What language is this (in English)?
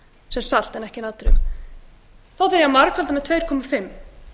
Icelandic